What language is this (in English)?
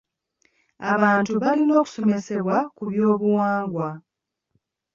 Ganda